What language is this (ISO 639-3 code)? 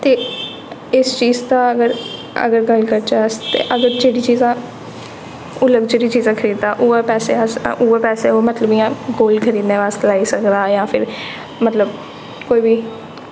doi